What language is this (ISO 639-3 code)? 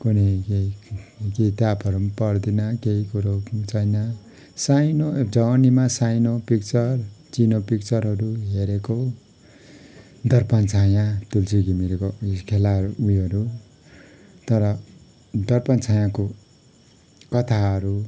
nep